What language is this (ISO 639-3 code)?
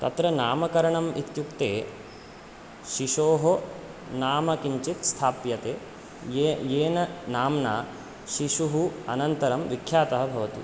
san